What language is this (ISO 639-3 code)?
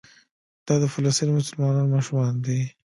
pus